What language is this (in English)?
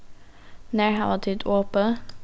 Faroese